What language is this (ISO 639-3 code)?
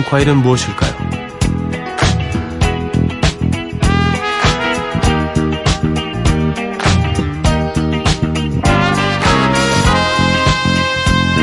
kor